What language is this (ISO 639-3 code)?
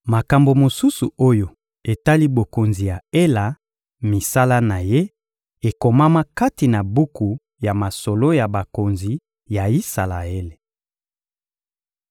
lin